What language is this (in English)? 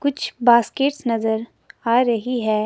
Hindi